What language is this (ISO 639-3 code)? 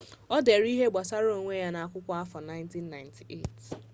ibo